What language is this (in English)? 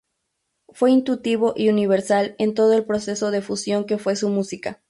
Spanish